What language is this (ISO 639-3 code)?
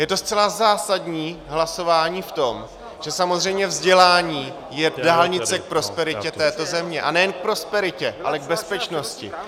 ces